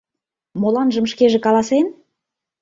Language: Mari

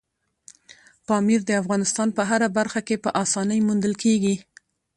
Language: Pashto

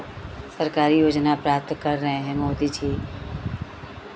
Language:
Hindi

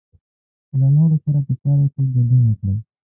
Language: Pashto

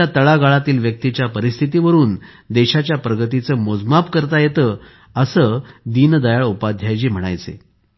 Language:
Marathi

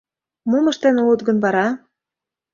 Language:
Mari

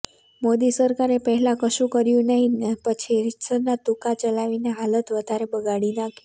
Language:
Gujarati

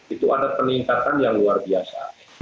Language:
Indonesian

